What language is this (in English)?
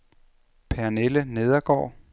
Danish